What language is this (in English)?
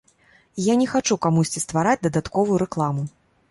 Belarusian